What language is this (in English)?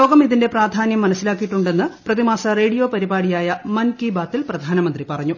Malayalam